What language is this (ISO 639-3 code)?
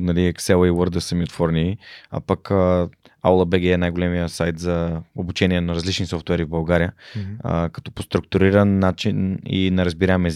bul